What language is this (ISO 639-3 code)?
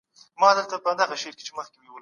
pus